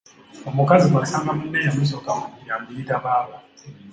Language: Ganda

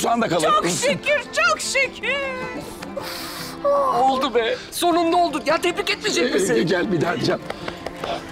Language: Turkish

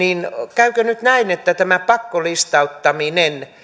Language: Finnish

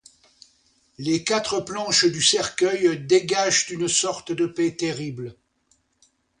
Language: French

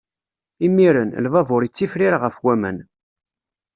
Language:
Kabyle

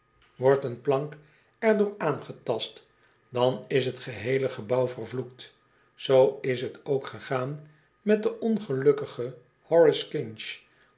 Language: Dutch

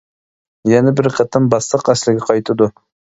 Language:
Uyghur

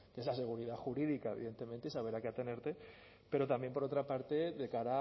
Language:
Spanish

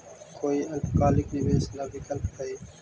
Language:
Magahi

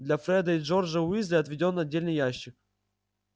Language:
Russian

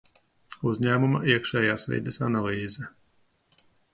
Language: Latvian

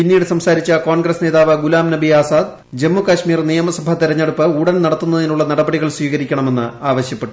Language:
Malayalam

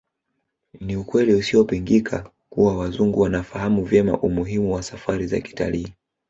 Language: Swahili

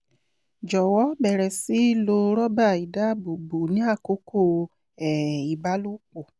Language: Yoruba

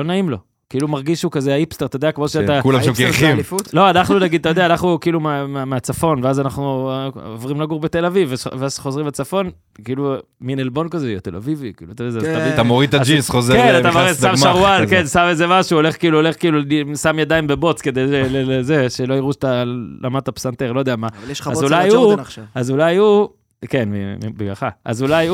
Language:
Hebrew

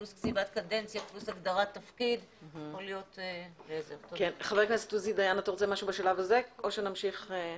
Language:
Hebrew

